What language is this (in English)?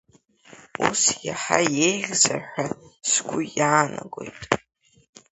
Abkhazian